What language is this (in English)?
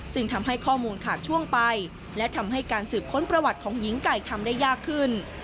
Thai